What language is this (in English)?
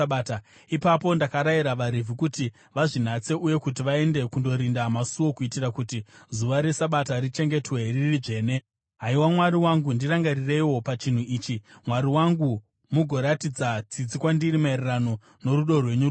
Shona